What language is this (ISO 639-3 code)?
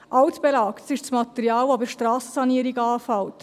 gsw